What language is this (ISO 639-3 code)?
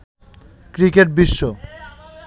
ben